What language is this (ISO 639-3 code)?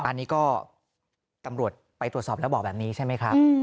tha